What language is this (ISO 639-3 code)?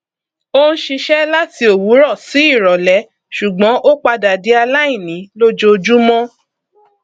yor